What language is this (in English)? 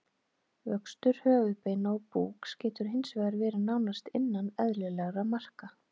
Icelandic